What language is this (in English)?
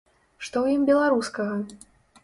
Belarusian